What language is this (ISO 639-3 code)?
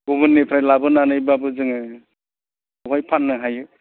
brx